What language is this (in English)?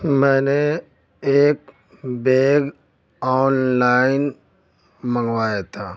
Urdu